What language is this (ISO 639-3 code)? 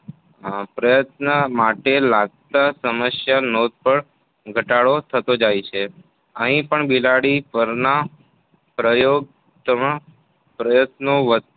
guj